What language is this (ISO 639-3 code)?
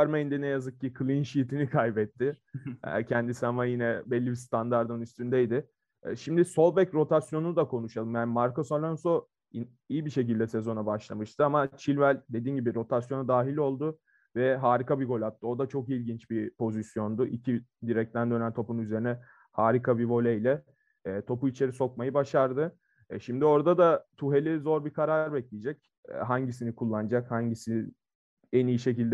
tur